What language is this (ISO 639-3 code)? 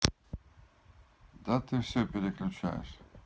rus